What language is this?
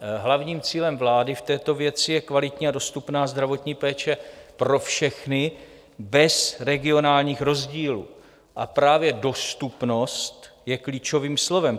Czech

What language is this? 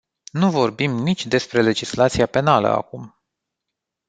Romanian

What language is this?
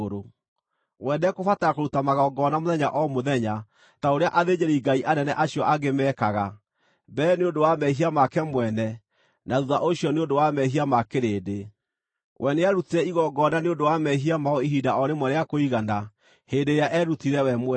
Kikuyu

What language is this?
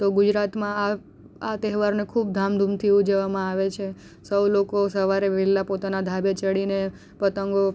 Gujarati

